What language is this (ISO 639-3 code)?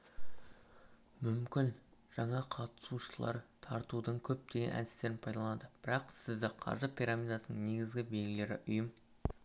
kaz